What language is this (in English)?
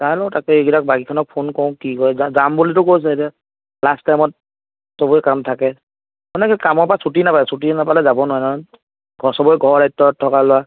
Assamese